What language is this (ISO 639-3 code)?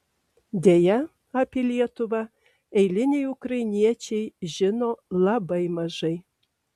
lit